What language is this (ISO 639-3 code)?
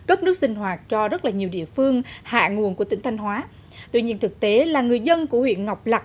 vie